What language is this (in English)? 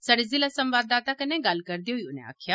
Dogri